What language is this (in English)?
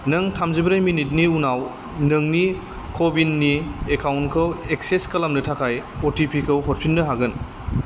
Bodo